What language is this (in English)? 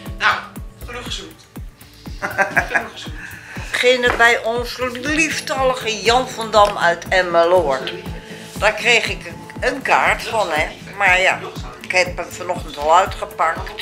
Dutch